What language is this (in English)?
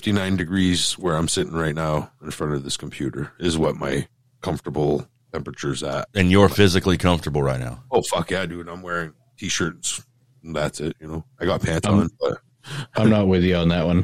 English